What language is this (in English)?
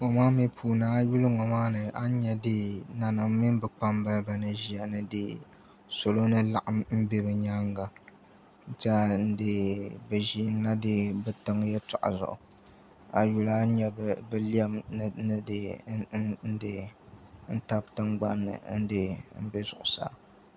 Dagbani